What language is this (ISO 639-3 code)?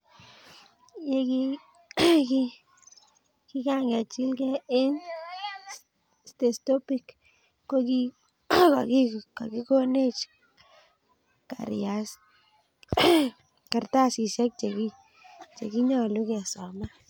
kln